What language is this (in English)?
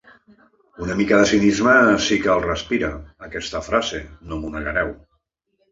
Catalan